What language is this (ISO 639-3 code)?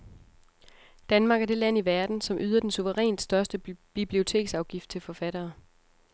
dan